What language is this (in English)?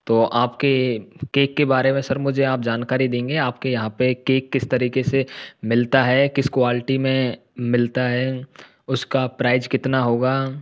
Hindi